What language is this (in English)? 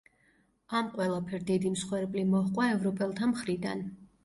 Georgian